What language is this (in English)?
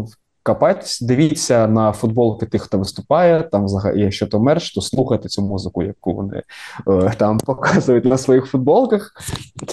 Ukrainian